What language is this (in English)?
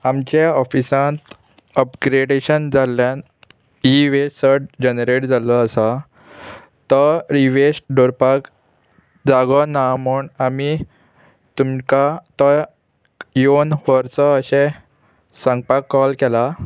Konkani